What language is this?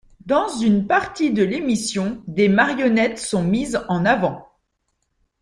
French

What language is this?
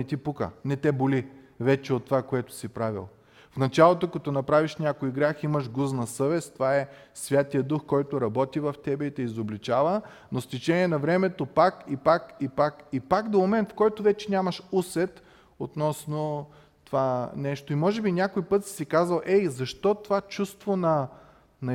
Bulgarian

